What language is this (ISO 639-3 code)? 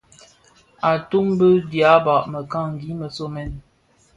ksf